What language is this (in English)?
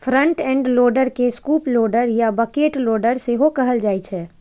Maithili